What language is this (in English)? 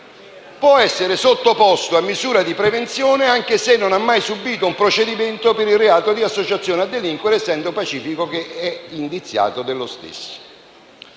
Italian